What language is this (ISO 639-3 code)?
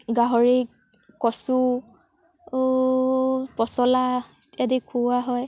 asm